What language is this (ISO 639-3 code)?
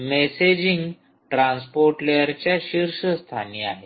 mar